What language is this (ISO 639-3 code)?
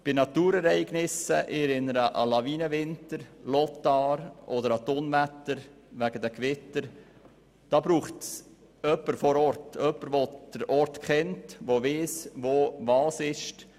gsw